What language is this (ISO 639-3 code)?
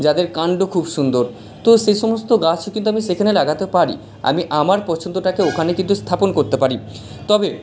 ben